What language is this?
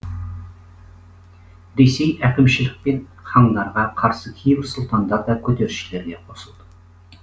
Kazakh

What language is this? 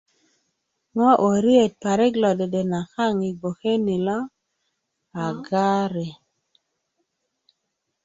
Kuku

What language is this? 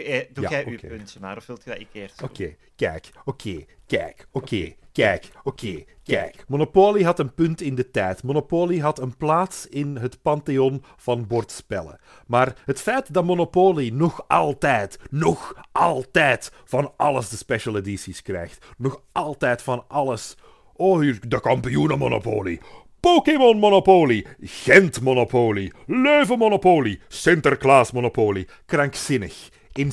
Dutch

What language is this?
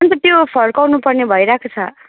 Nepali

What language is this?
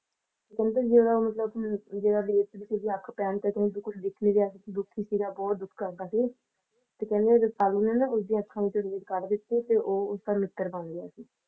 Punjabi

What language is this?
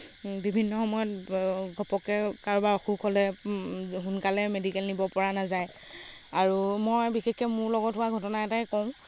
Assamese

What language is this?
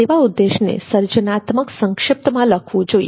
Gujarati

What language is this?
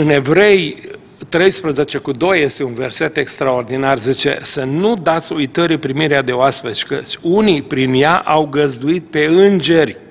Romanian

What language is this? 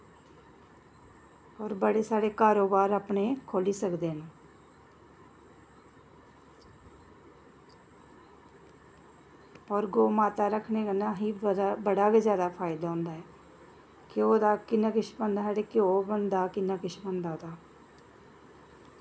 Dogri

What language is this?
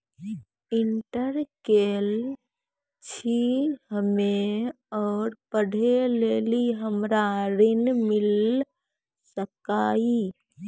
Maithili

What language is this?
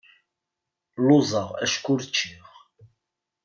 Kabyle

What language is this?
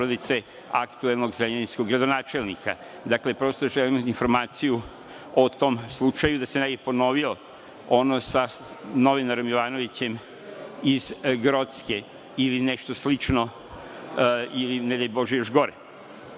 Serbian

